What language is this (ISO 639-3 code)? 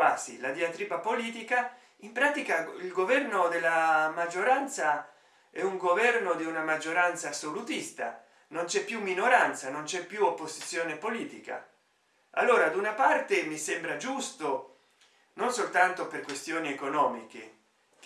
ita